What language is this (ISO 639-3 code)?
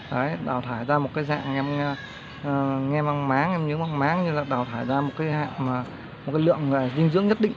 vie